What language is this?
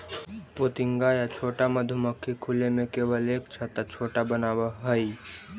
Magahi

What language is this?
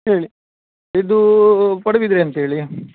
Kannada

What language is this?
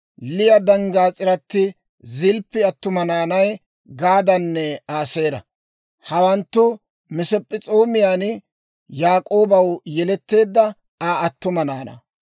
Dawro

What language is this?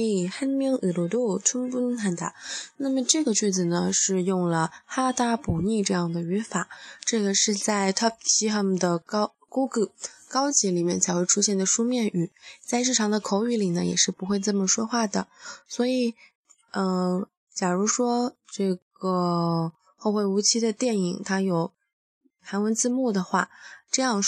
Chinese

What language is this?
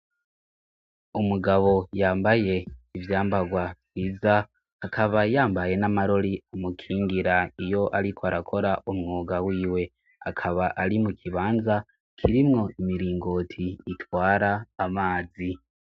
Rundi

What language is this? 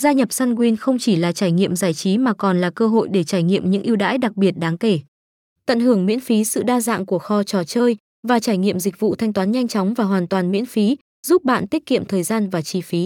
Vietnamese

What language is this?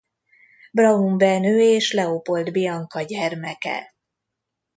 Hungarian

